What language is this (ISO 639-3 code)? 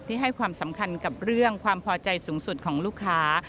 tha